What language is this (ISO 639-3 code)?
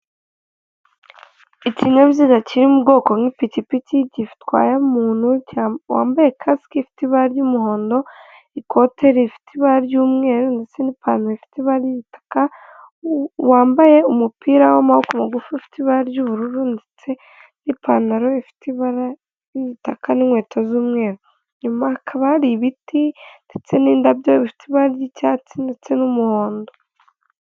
kin